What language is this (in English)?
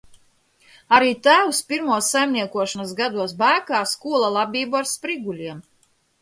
Latvian